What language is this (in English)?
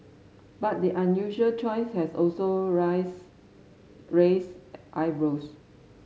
English